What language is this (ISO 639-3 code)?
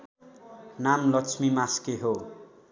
nep